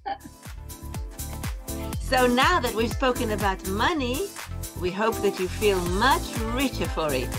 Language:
Hebrew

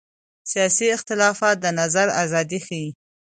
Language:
Pashto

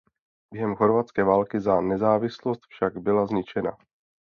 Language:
Czech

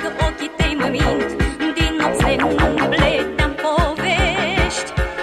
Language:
Romanian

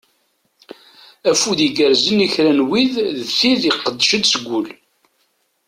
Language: Kabyle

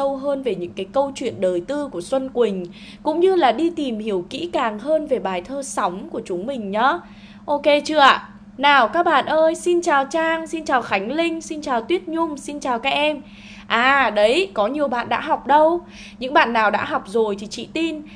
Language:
Vietnamese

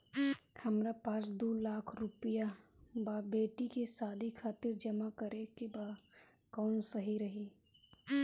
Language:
Bhojpuri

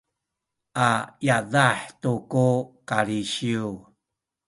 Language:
Sakizaya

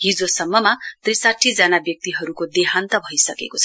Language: Nepali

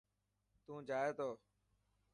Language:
Dhatki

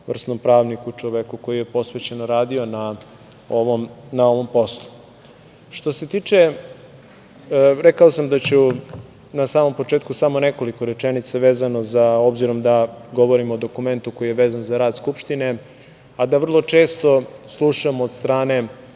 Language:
Serbian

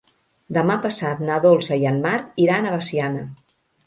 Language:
Catalan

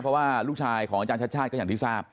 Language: Thai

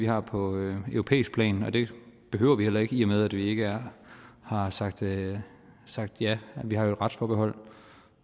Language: Danish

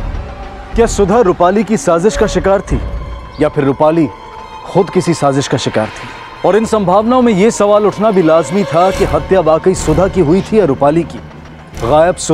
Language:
Hindi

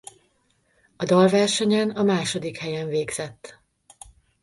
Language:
Hungarian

